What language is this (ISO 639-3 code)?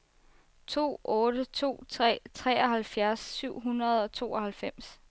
dan